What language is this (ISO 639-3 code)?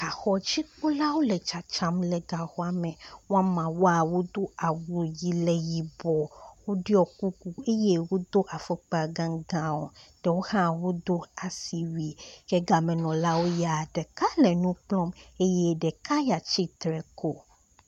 ewe